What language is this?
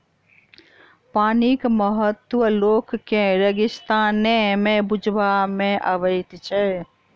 Maithili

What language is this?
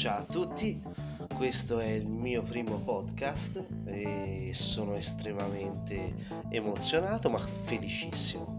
Italian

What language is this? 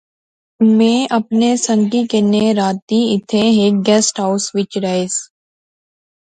Pahari-Potwari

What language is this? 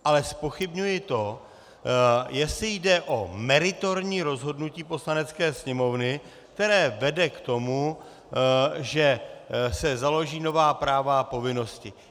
Czech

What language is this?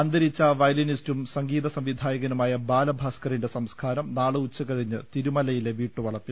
Malayalam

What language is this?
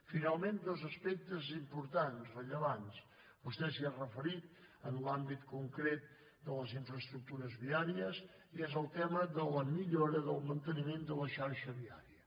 Catalan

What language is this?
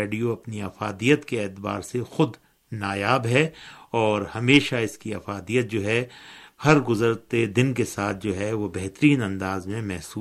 Urdu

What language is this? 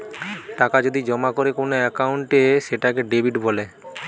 Bangla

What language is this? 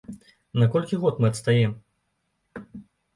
Belarusian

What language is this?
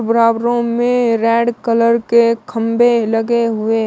Hindi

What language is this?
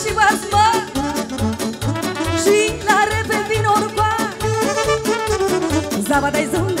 Romanian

